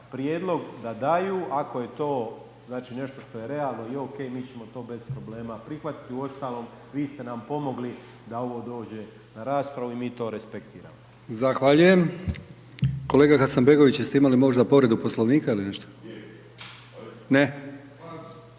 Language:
Croatian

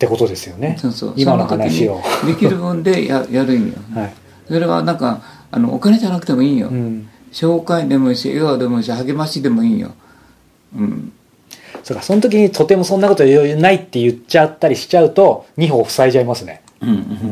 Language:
Japanese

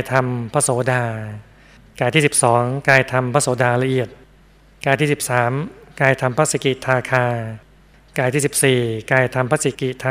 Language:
Thai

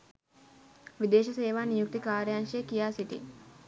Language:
Sinhala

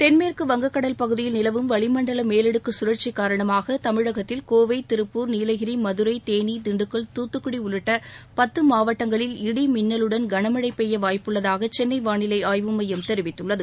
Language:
Tamil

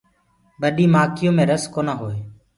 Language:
Gurgula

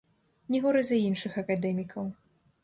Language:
Belarusian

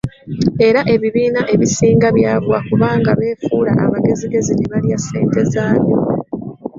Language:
Ganda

